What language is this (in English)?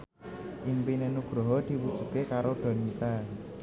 Javanese